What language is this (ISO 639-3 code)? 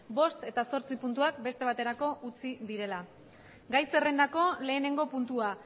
eus